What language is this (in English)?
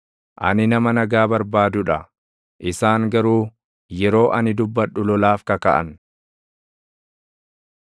Oromo